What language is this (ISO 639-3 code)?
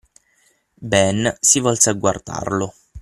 ita